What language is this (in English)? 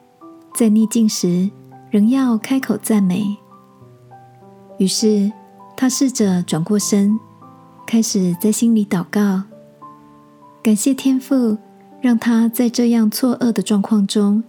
Chinese